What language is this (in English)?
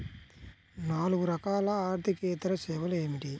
Telugu